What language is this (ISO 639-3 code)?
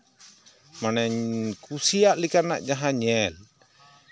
sat